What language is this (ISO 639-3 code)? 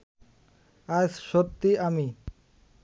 ben